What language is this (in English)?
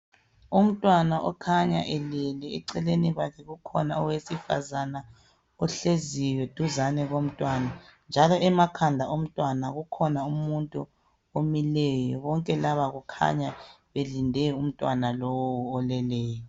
North Ndebele